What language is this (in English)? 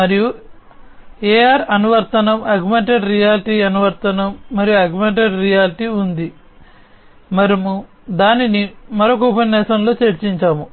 Telugu